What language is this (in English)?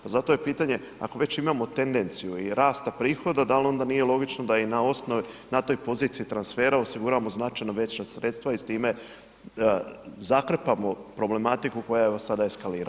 Croatian